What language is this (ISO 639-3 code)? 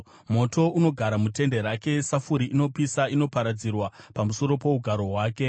sna